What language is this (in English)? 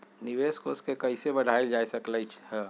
Magahi